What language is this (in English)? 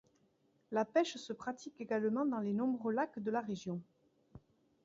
French